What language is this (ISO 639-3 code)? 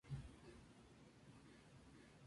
spa